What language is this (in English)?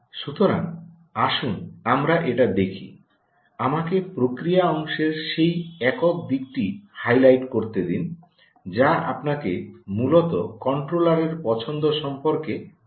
Bangla